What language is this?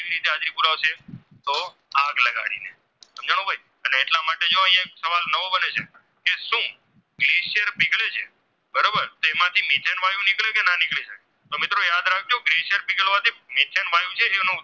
Gujarati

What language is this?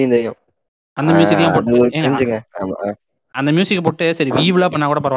Tamil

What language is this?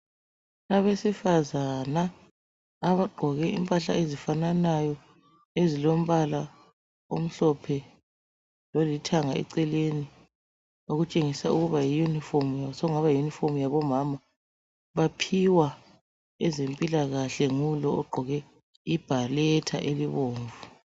North Ndebele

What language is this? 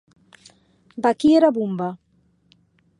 Occitan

